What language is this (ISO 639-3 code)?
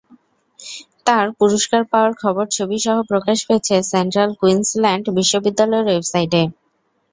ben